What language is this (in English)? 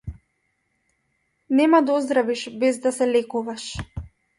Macedonian